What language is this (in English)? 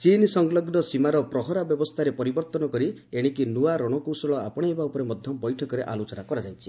Odia